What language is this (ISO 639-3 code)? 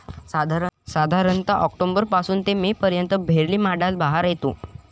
mar